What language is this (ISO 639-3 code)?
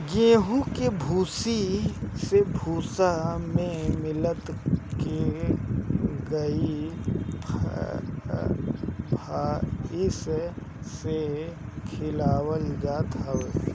bho